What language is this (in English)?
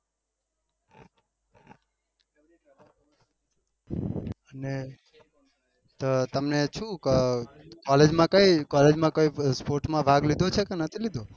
Gujarati